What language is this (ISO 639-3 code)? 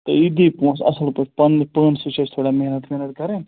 kas